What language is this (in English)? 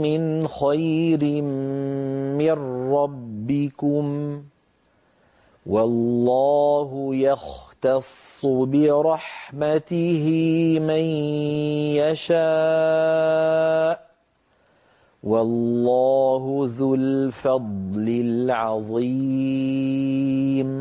Arabic